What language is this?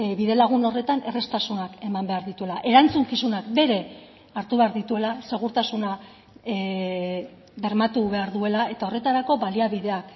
Basque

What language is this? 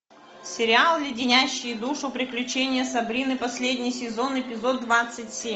Russian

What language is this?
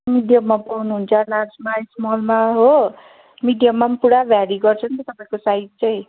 Nepali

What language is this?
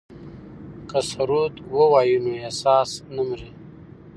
Pashto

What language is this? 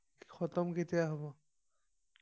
Assamese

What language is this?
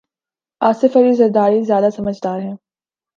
Urdu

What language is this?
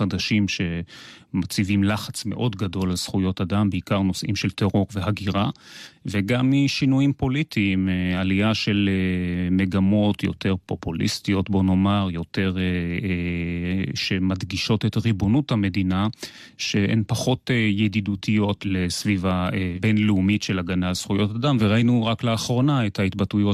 Hebrew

